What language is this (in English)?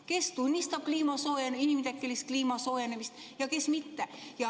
Estonian